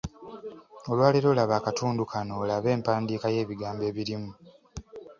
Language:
Ganda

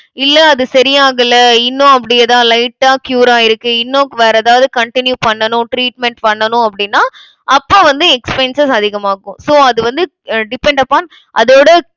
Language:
Tamil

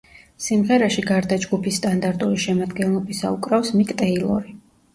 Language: Georgian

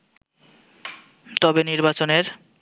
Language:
Bangla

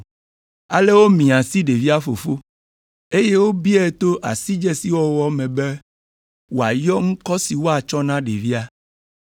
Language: Ewe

